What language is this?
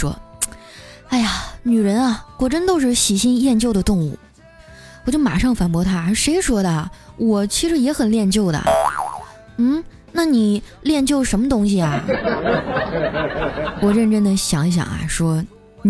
Chinese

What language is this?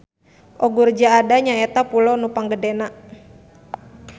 Sundanese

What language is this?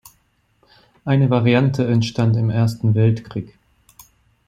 German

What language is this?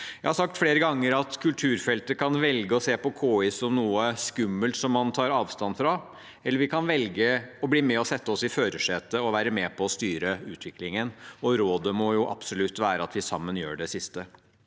Norwegian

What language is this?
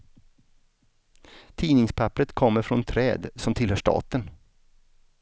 Swedish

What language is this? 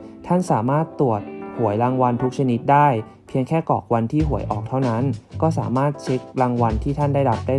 Thai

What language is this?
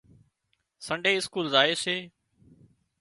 Wadiyara Koli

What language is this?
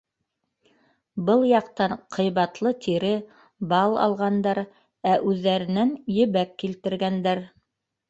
Bashkir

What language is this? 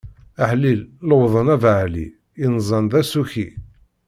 Kabyle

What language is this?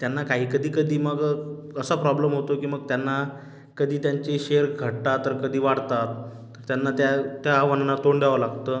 Marathi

